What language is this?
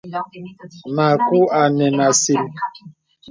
Bebele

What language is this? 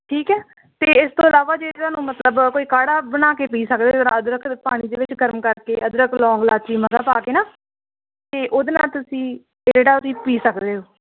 Punjabi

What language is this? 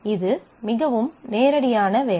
Tamil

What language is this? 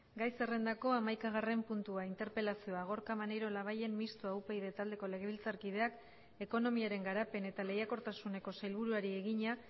Basque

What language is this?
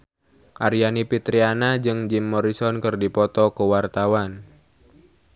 Sundanese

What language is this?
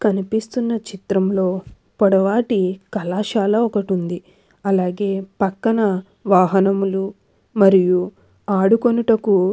Telugu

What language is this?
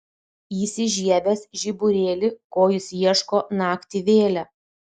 Lithuanian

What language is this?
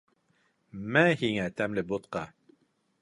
Bashkir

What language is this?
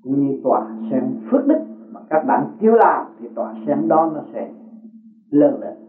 Vietnamese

